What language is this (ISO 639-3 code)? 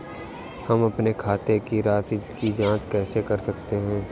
hin